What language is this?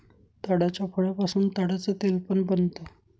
Marathi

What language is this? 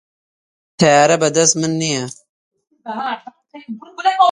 Central Kurdish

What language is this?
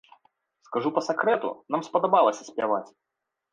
Belarusian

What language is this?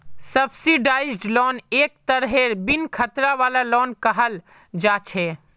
Magahi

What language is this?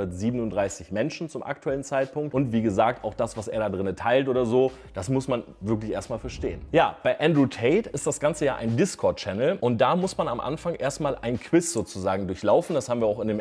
German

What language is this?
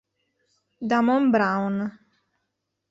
Italian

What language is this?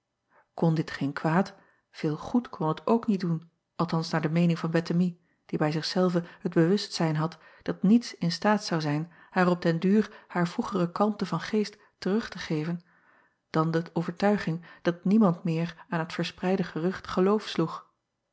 Dutch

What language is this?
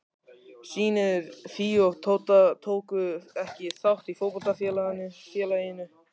Icelandic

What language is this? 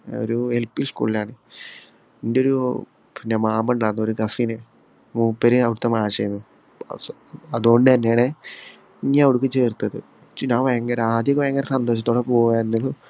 Malayalam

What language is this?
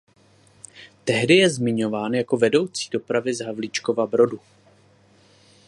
Czech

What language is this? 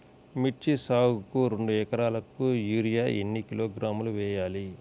Telugu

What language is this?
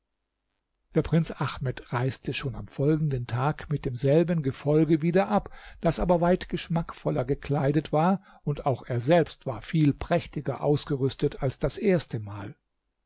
German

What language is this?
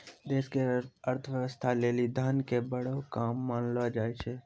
Maithili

